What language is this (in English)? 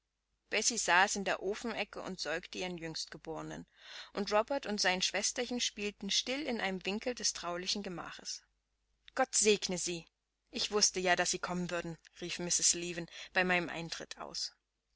German